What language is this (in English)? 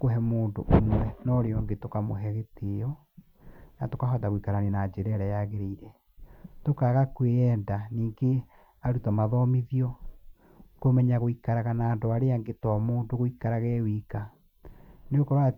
Kikuyu